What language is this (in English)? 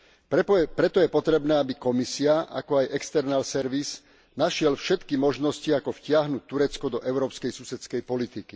Slovak